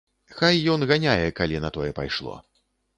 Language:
Belarusian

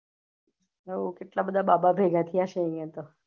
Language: Gujarati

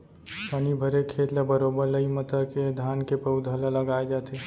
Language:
Chhattisgarhi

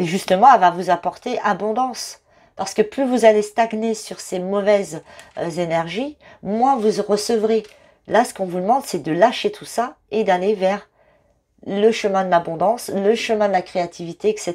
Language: French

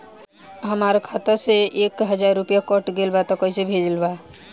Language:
Bhojpuri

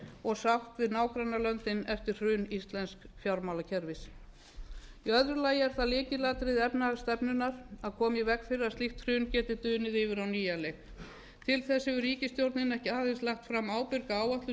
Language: Icelandic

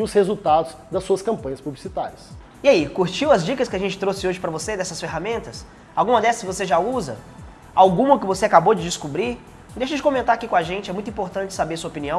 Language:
Portuguese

